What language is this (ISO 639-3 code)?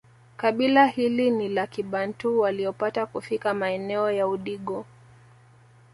swa